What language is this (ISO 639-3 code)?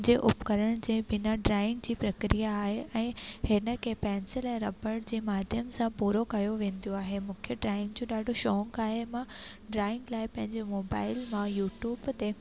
snd